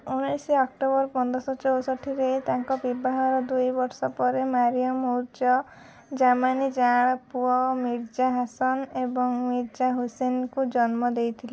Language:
Odia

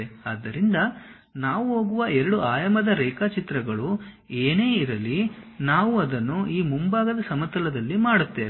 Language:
Kannada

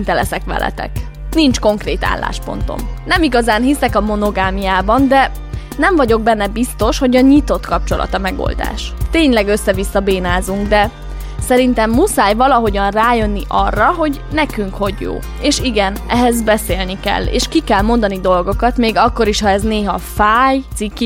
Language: Hungarian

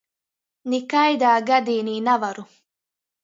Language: Latgalian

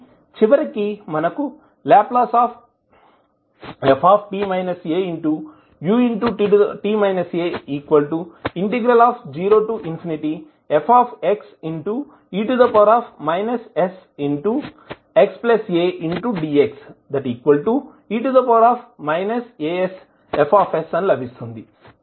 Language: Telugu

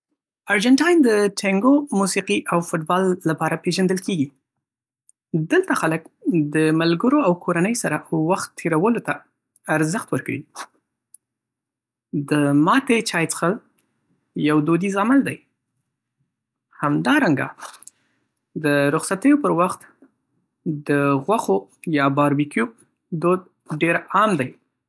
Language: Pashto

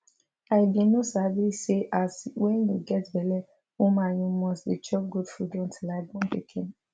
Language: Nigerian Pidgin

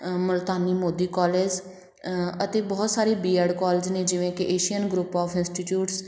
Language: Punjabi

